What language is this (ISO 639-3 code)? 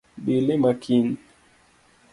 luo